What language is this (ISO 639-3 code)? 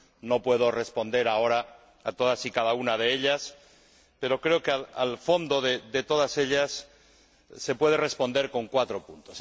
spa